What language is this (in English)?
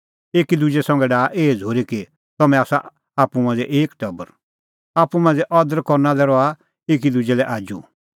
Kullu Pahari